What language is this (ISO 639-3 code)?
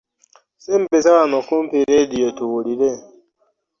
lug